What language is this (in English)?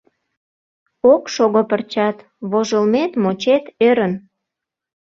Mari